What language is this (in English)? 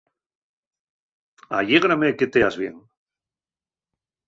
Asturian